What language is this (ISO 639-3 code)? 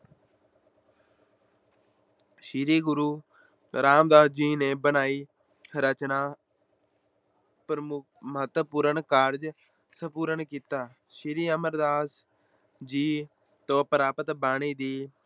pan